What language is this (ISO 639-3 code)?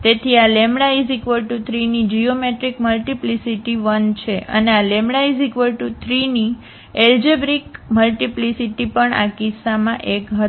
guj